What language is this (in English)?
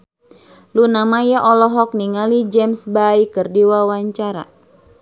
Sundanese